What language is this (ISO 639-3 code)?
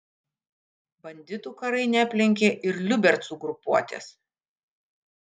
lit